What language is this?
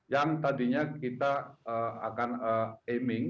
Indonesian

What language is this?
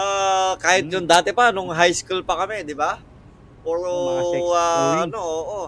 Filipino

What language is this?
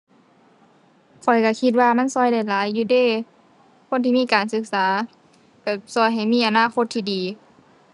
Thai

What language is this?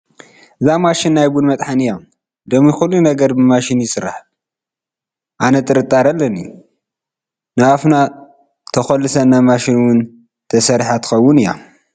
Tigrinya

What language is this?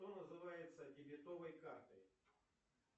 Russian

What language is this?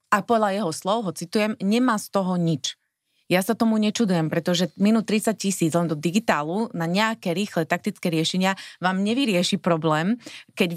Slovak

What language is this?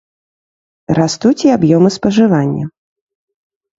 Belarusian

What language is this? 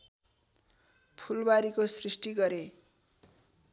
Nepali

